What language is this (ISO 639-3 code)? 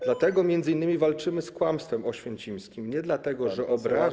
pol